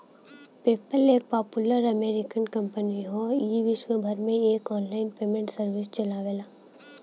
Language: Bhojpuri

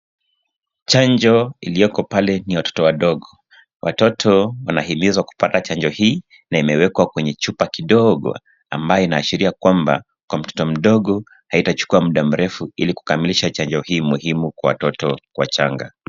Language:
Swahili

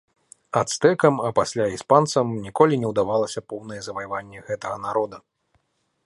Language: Belarusian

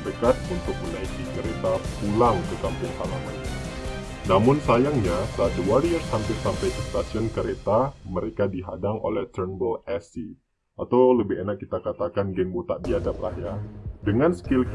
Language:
Indonesian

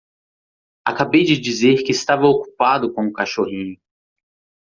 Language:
Portuguese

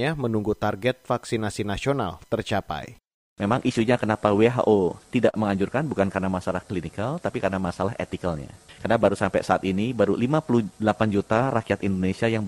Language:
Indonesian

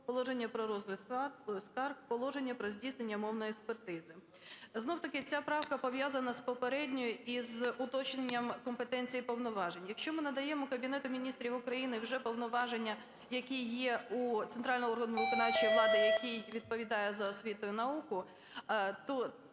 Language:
Ukrainian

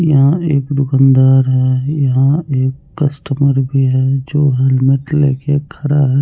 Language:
Hindi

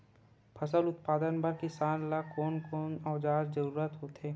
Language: Chhattisgarhi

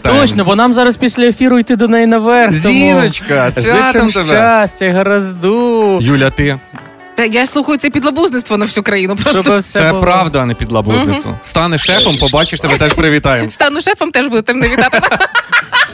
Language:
Ukrainian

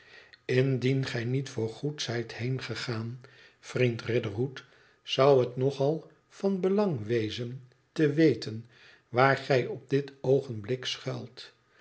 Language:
Dutch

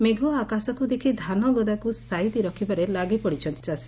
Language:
Odia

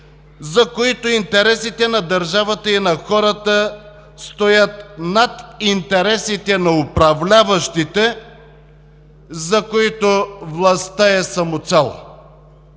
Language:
Bulgarian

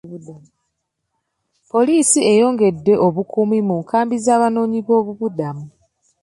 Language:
Ganda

